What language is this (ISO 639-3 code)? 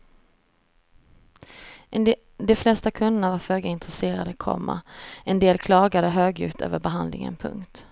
swe